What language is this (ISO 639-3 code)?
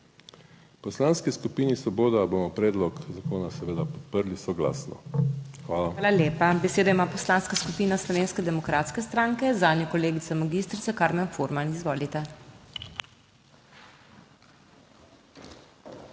slv